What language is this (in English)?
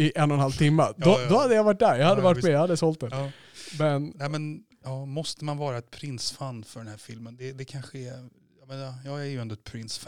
Swedish